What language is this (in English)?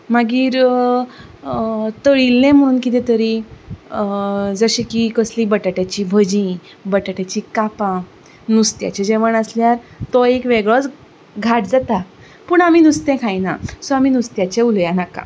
Konkani